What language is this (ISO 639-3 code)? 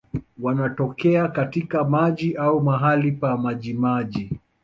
swa